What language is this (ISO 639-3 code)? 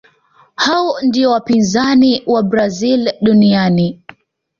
swa